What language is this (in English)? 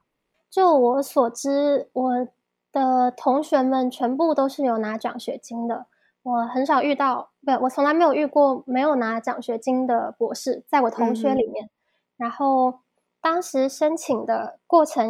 Chinese